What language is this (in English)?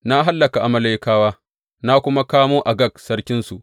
Hausa